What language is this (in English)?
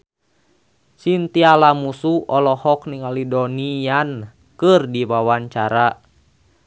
Sundanese